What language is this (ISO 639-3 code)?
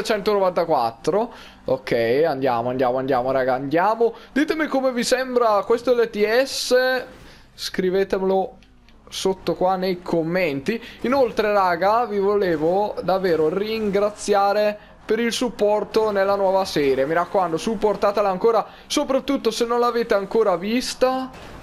ita